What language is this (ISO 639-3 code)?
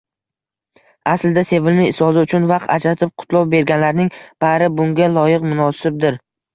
uzb